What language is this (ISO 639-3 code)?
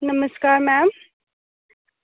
doi